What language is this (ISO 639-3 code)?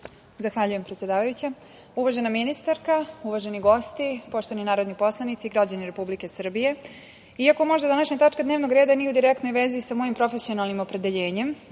srp